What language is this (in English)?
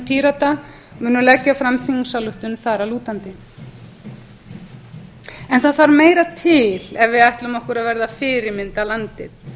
Icelandic